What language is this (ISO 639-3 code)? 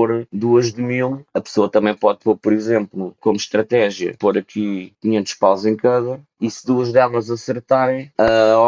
por